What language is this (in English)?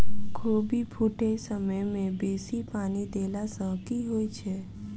Maithili